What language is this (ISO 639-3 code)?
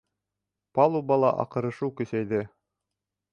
bak